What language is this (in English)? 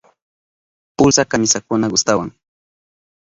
Southern Pastaza Quechua